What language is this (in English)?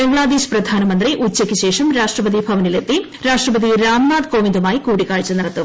Malayalam